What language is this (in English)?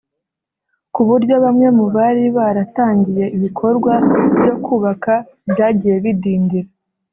Kinyarwanda